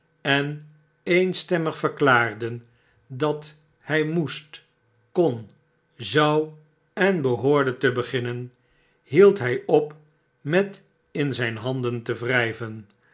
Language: Dutch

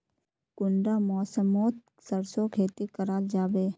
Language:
Magahi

